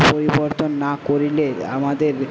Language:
Bangla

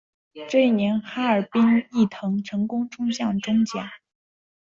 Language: Chinese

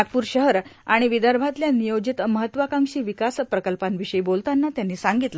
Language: Marathi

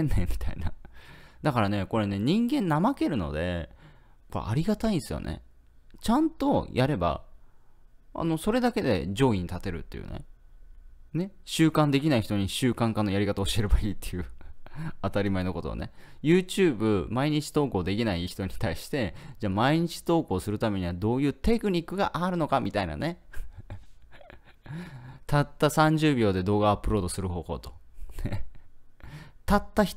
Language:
Japanese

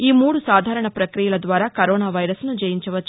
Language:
Telugu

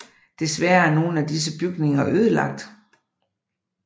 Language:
Danish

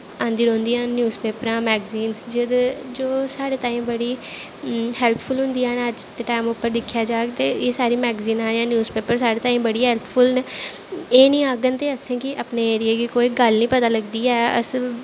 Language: Dogri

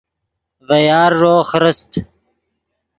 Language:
Yidgha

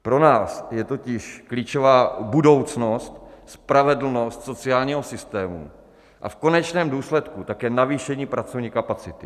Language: Czech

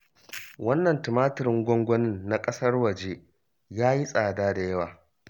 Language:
Hausa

